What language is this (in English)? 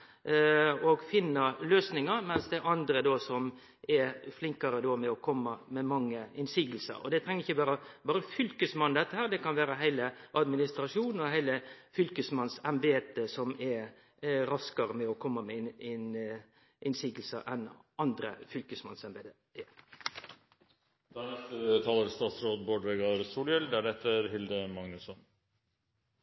Norwegian Nynorsk